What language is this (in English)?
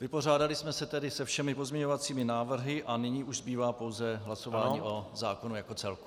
Czech